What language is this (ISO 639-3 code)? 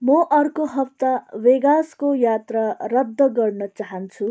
nep